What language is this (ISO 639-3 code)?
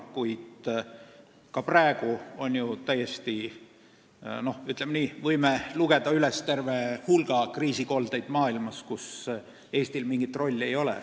est